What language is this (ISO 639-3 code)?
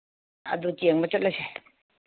mni